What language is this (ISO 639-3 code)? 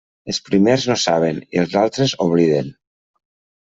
cat